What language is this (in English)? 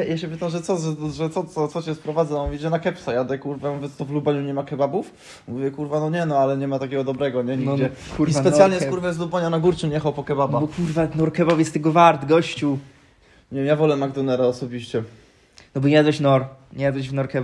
Polish